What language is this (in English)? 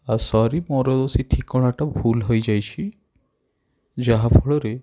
Odia